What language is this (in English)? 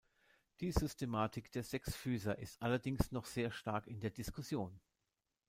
German